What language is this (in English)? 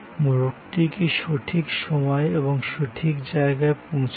Bangla